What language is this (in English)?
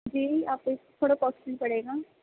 Urdu